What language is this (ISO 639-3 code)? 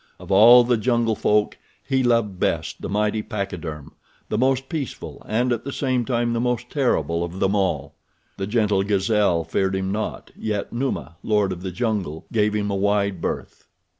eng